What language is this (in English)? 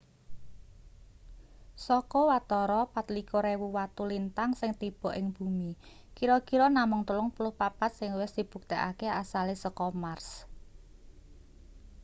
Javanese